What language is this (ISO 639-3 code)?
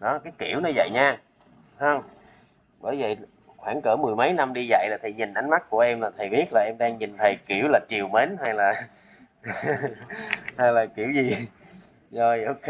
vie